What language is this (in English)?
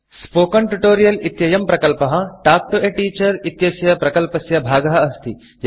Sanskrit